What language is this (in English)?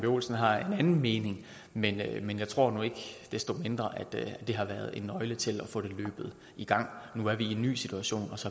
Danish